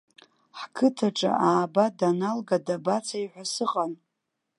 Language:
Abkhazian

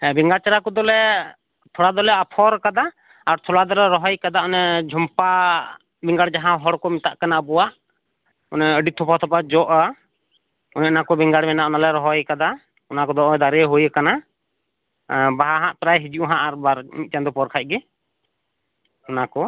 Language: Santali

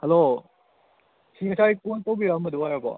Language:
Manipuri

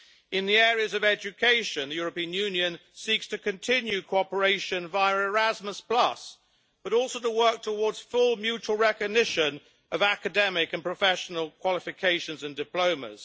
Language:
English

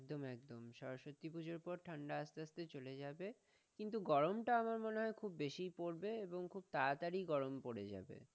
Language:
Bangla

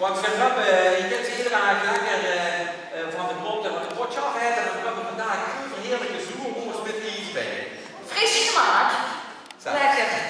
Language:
Dutch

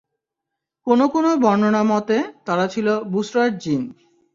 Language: Bangla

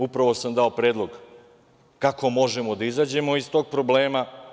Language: Serbian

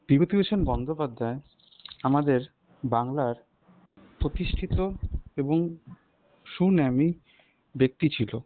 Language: Bangla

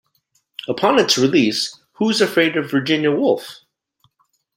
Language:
English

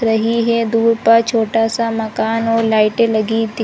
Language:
Hindi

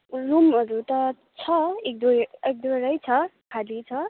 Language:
Nepali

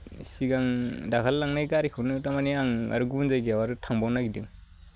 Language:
Bodo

